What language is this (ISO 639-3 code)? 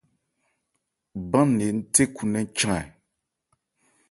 ebr